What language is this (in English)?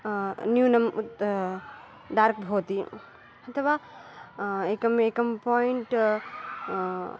Sanskrit